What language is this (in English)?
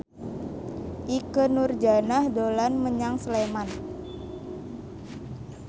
Javanese